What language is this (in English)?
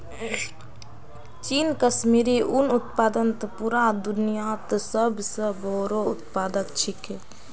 Magahi